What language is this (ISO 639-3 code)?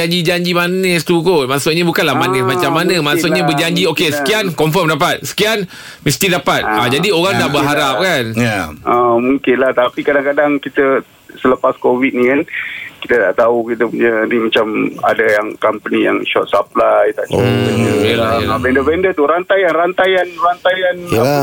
msa